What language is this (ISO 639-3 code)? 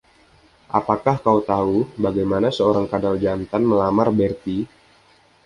ind